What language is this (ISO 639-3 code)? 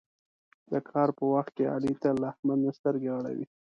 pus